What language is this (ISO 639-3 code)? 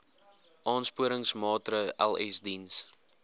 afr